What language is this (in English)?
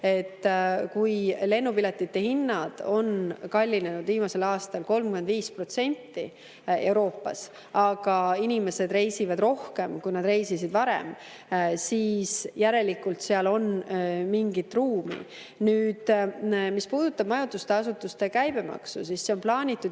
Estonian